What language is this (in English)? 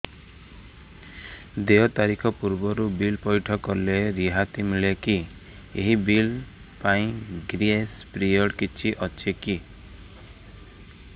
Odia